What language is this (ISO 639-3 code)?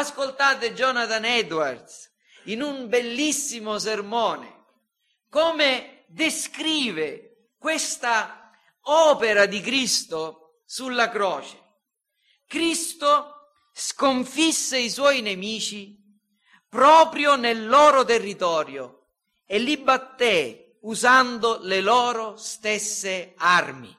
ita